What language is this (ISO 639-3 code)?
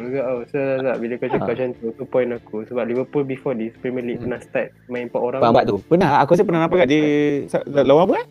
msa